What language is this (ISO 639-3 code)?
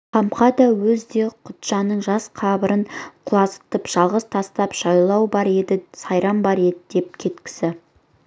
kaz